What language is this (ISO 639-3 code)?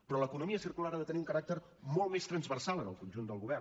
cat